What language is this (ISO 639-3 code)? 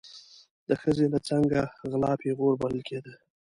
pus